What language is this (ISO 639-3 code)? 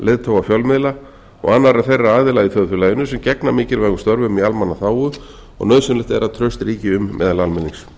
isl